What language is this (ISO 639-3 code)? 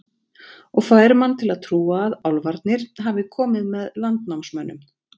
isl